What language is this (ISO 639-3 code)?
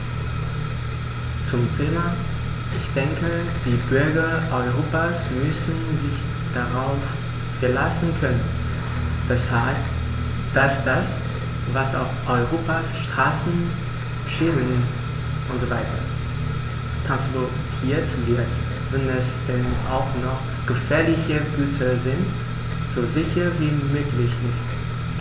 deu